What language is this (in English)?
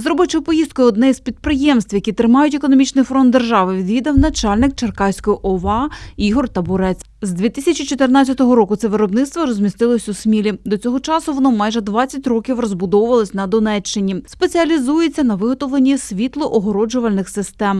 Ukrainian